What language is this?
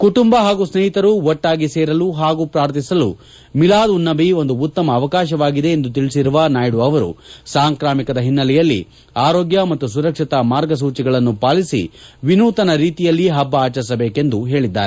Kannada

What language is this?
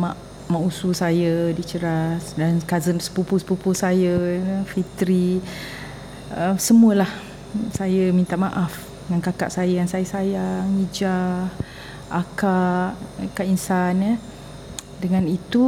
Malay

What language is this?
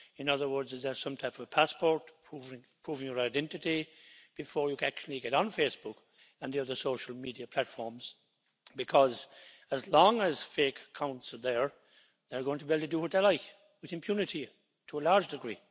English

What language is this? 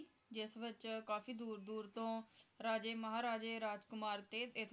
Punjabi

